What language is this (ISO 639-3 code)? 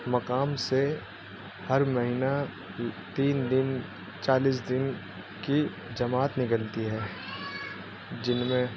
urd